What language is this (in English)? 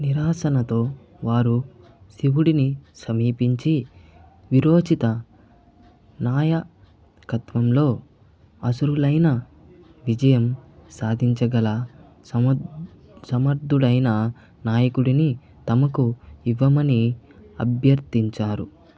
Telugu